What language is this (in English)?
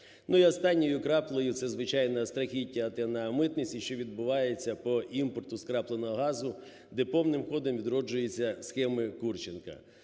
Ukrainian